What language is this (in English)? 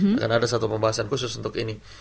Indonesian